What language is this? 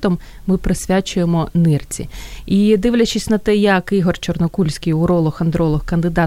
Ukrainian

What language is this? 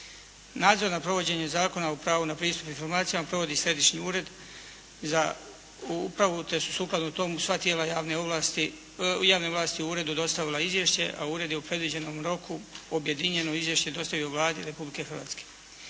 Croatian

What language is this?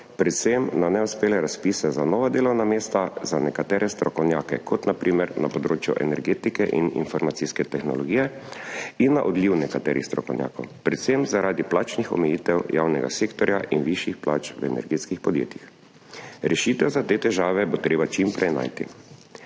Slovenian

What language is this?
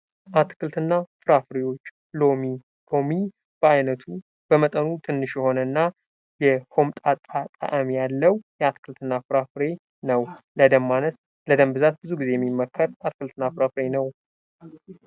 Amharic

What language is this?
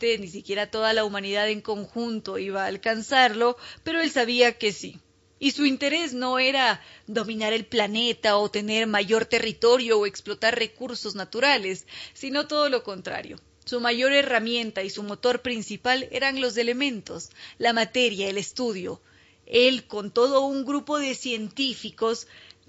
Spanish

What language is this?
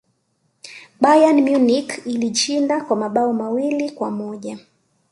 Swahili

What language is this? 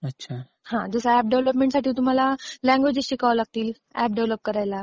Marathi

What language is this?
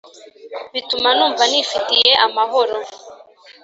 Kinyarwanda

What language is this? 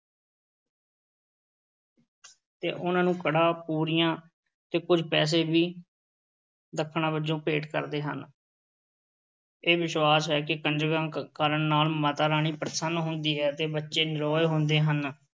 Punjabi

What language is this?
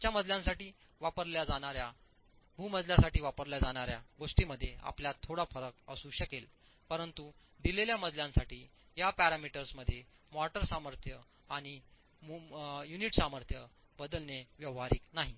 Marathi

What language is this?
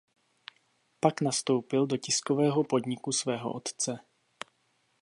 Czech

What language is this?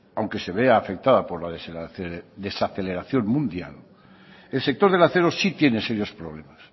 Spanish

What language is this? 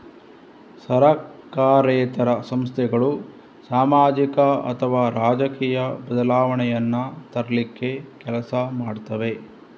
Kannada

